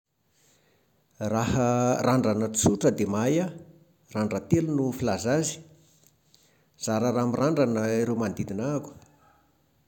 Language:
Malagasy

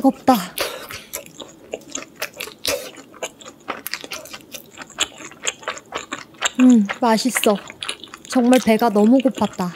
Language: Korean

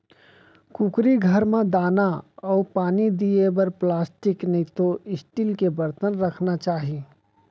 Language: Chhattisgarhi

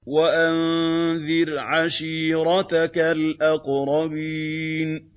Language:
Arabic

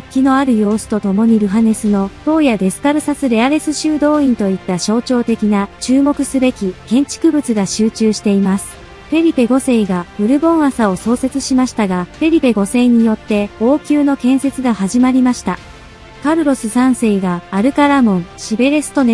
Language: Japanese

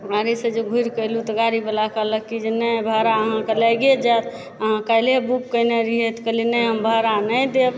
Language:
Maithili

